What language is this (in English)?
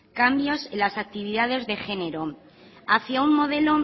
Spanish